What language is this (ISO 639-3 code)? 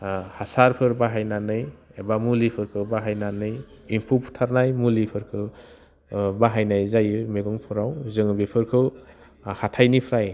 brx